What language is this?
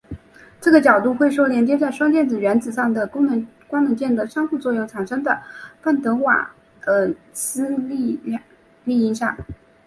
Chinese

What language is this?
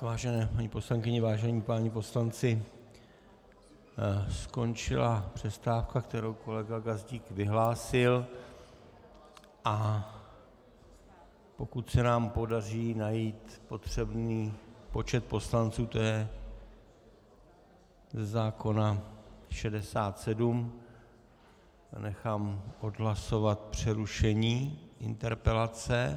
Czech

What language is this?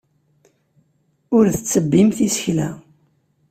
Kabyle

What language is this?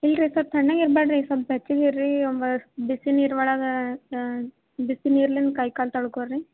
Kannada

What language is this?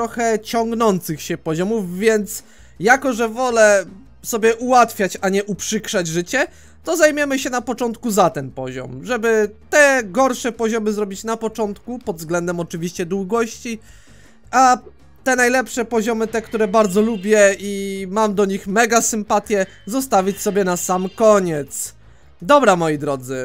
Polish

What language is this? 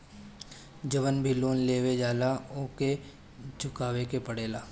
Bhojpuri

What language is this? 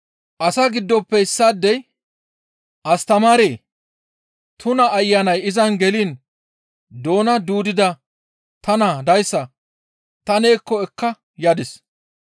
Gamo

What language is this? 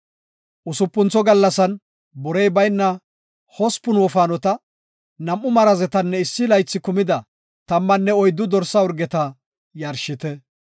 Gofa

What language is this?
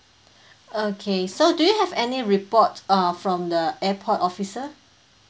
English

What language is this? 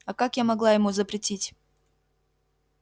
Russian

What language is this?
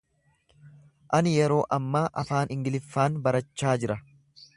Oromo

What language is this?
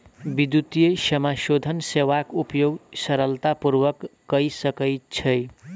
Maithili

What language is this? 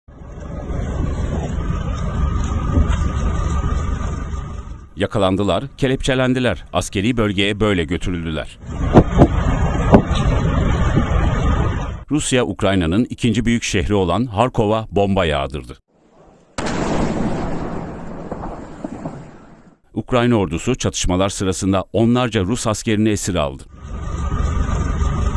Turkish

